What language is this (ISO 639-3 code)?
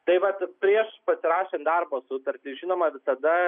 lit